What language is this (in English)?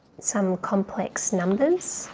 English